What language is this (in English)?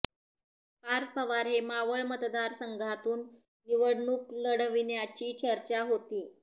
Marathi